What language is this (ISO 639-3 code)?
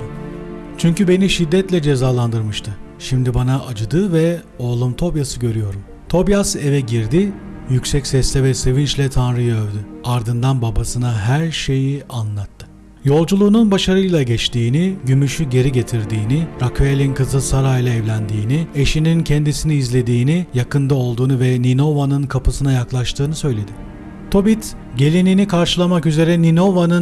tur